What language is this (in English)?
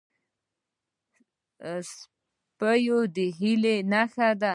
Pashto